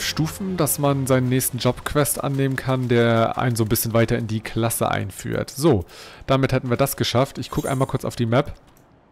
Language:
German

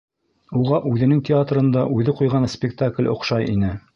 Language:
Bashkir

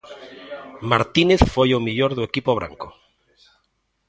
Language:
Galician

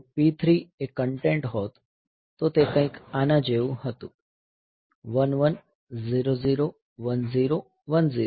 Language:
Gujarati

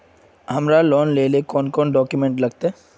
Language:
Magahi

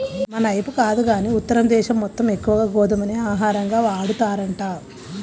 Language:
Telugu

